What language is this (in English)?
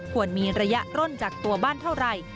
Thai